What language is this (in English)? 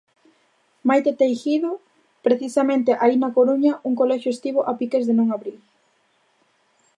Galician